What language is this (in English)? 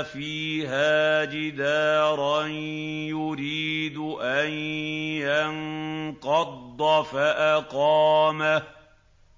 Arabic